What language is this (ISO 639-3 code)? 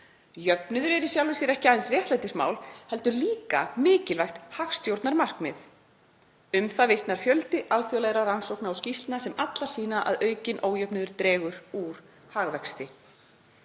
isl